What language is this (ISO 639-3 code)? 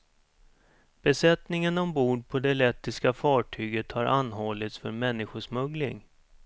swe